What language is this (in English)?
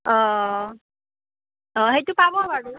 Assamese